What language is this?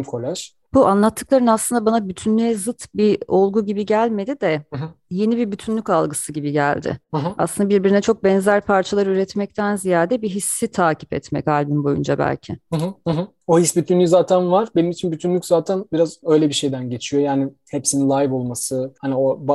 Turkish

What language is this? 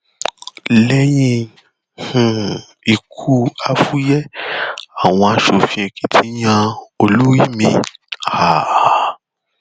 Yoruba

